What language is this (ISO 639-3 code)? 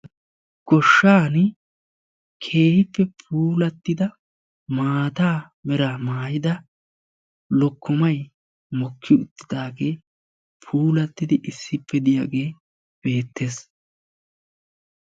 wal